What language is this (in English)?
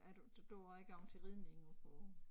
Danish